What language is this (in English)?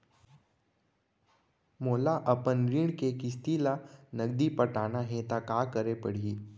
Chhattisgarhi